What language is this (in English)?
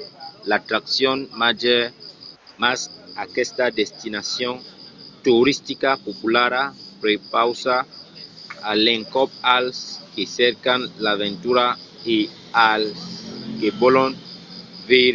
Occitan